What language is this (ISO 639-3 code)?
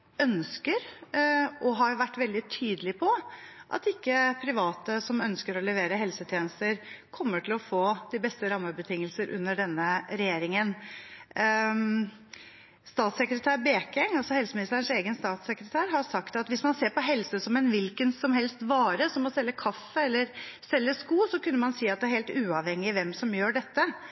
nob